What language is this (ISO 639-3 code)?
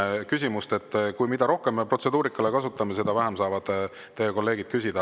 est